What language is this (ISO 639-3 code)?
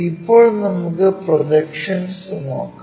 mal